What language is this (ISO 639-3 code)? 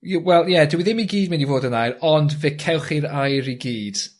cym